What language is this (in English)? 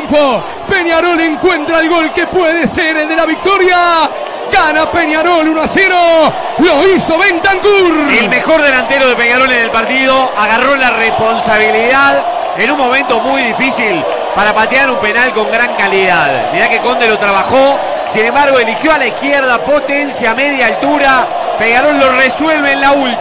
Spanish